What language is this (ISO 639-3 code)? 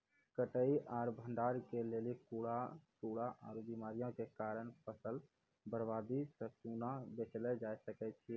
mai